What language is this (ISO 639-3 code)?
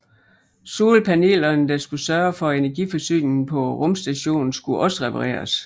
dan